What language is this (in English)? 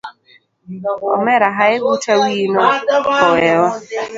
Luo (Kenya and Tanzania)